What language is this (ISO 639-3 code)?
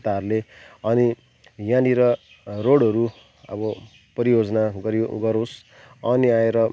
nep